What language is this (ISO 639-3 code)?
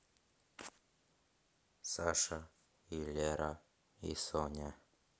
rus